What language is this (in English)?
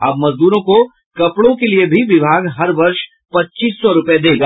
Hindi